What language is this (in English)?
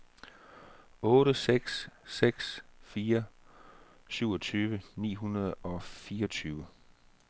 Danish